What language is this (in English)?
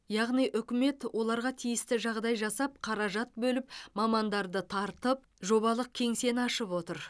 Kazakh